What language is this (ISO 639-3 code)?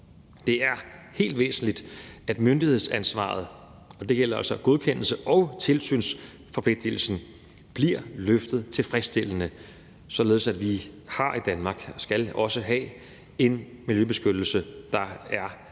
dan